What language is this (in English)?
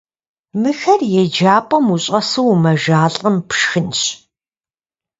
Kabardian